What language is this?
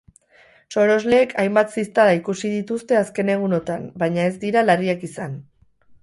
Basque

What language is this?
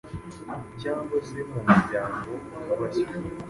Kinyarwanda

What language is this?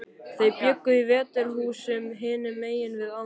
Icelandic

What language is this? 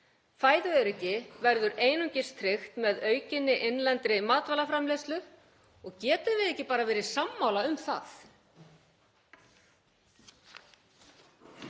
Icelandic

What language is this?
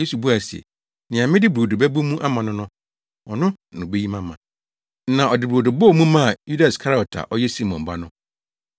Akan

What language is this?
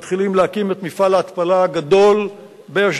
Hebrew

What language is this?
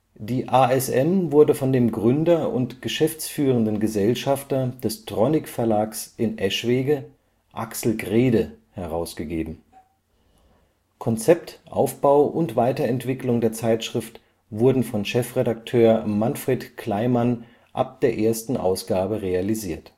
German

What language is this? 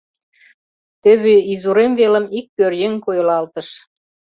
Mari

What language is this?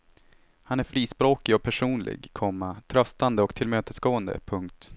Swedish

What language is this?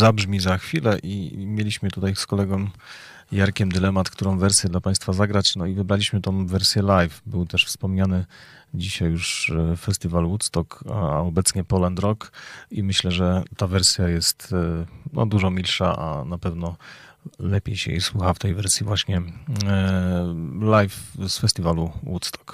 Polish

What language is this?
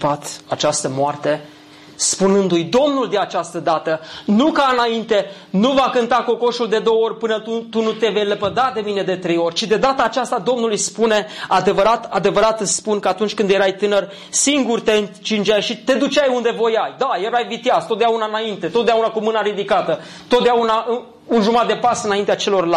Romanian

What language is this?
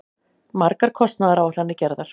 Icelandic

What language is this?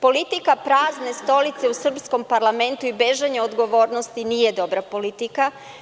Serbian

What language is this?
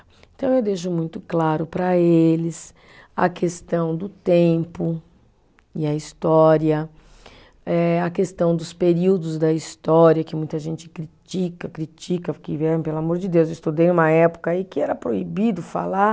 Portuguese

